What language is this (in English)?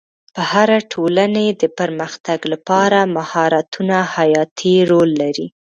Pashto